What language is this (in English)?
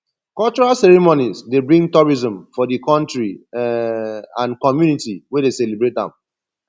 Nigerian Pidgin